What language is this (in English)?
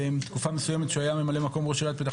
Hebrew